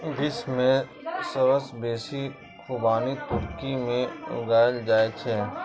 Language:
Maithili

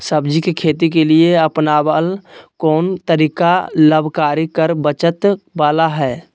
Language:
Magahi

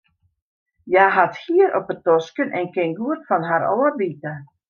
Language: Western Frisian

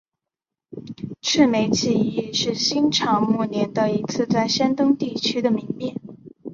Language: Chinese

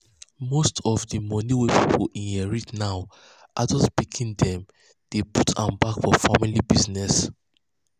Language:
Nigerian Pidgin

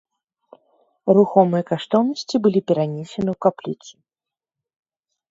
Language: Belarusian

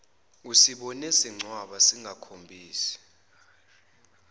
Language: Zulu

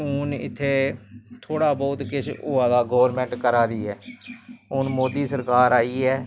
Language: Dogri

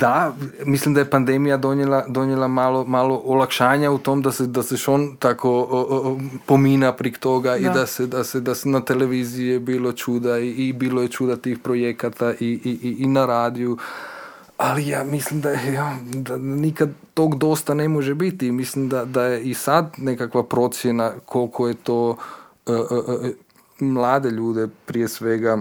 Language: Croatian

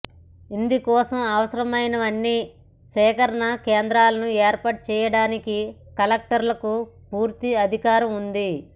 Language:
Telugu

